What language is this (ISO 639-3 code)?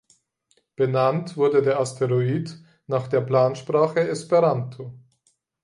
deu